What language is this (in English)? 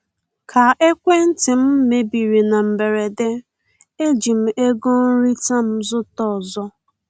Igbo